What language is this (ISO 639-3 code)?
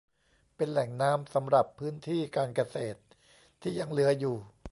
tha